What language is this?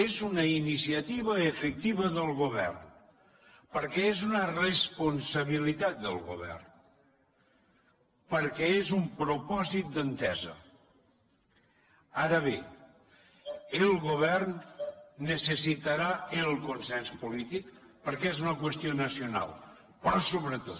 Catalan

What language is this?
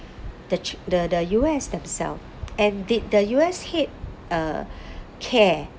English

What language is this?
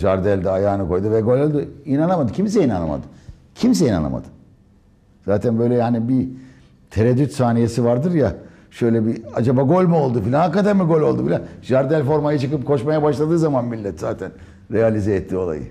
Turkish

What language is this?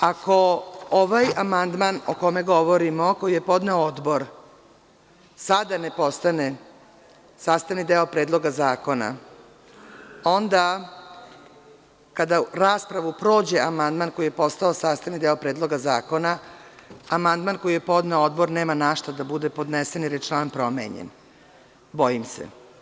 Serbian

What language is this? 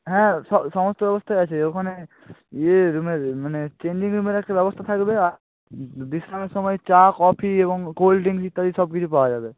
Bangla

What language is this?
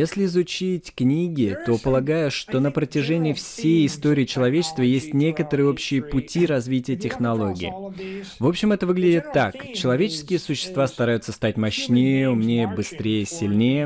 Russian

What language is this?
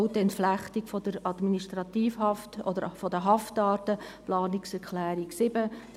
Swiss German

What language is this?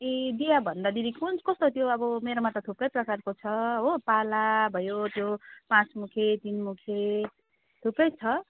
Nepali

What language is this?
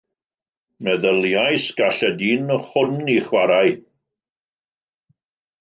Welsh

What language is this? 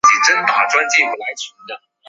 Chinese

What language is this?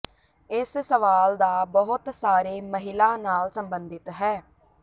Punjabi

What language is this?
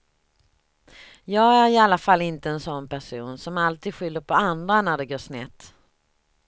Swedish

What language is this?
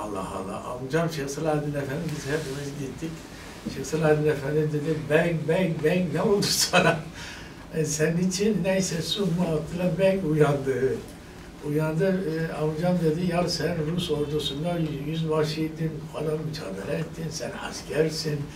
Turkish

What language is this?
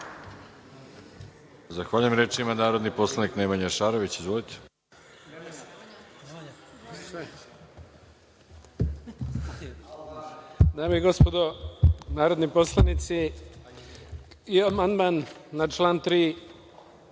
Serbian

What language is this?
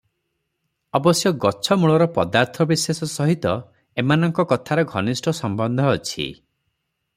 Odia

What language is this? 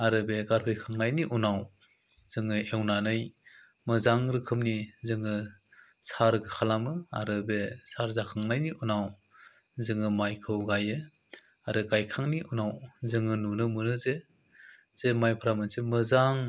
Bodo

